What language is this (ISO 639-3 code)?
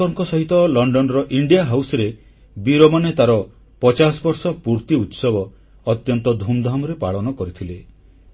ori